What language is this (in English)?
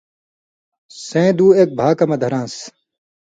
Indus Kohistani